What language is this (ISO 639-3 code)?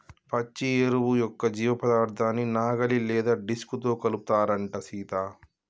tel